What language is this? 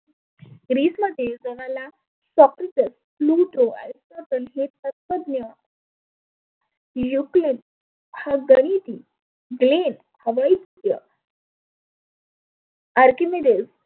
Marathi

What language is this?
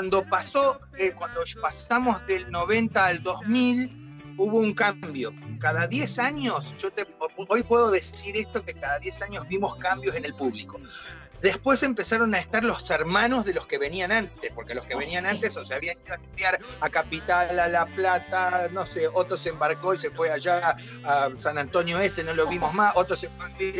Spanish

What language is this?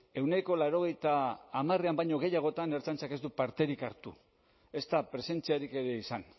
Basque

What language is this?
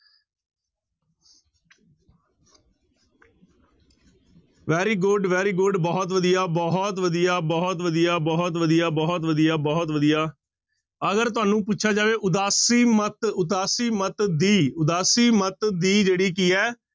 Punjabi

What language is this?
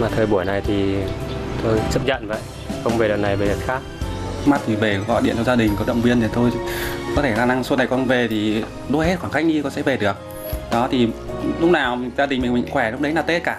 Vietnamese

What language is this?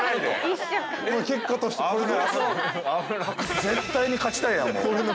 Japanese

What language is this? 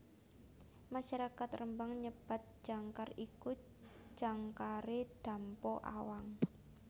Javanese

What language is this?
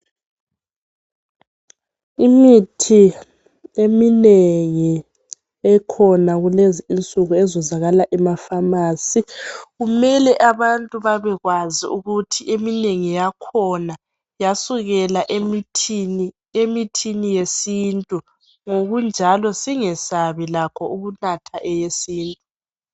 North Ndebele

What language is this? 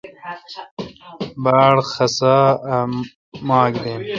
Kalkoti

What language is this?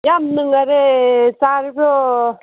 Manipuri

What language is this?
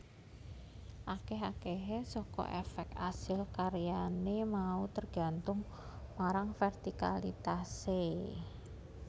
Javanese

